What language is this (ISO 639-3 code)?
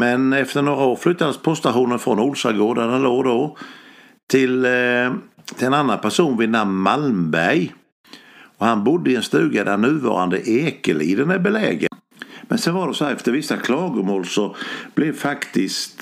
swe